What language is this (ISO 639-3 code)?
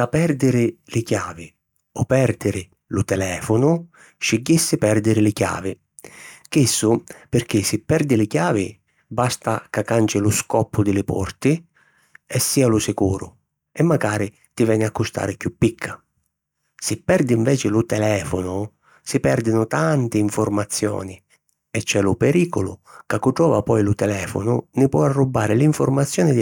scn